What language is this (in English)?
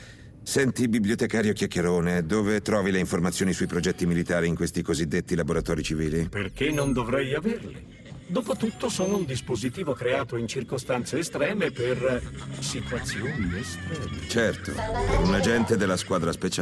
Italian